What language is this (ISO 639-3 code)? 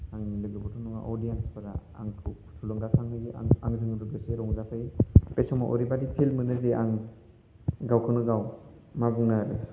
brx